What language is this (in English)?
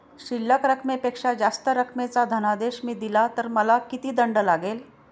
Marathi